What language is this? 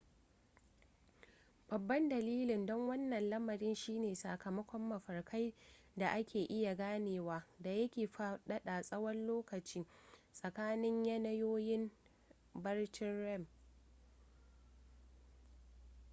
Hausa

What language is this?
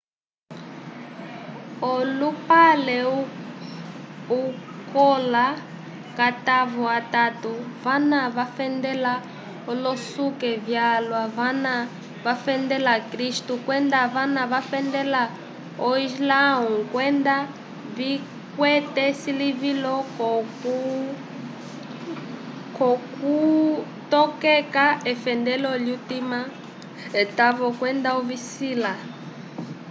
Umbundu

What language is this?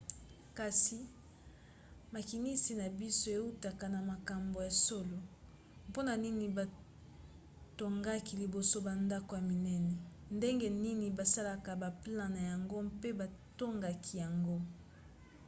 Lingala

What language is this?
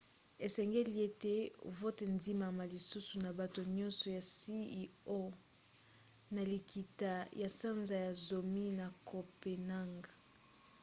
Lingala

